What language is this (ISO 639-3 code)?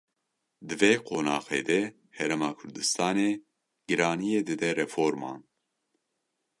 kur